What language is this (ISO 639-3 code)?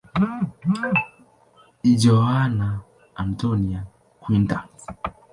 swa